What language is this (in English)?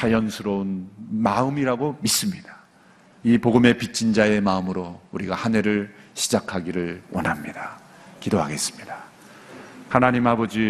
Korean